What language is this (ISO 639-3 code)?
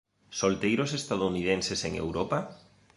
glg